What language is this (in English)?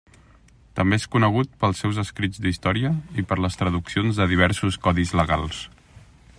Catalan